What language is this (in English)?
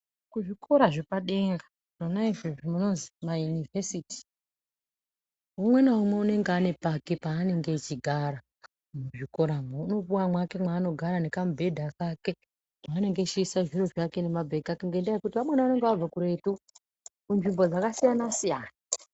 Ndau